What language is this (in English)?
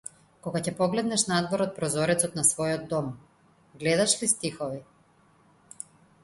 Macedonian